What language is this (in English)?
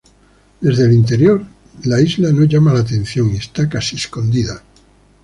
Spanish